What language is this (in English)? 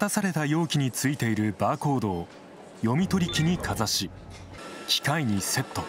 Japanese